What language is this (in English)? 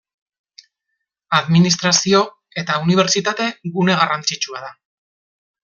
Basque